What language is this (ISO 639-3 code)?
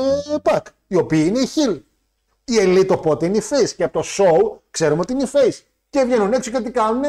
ell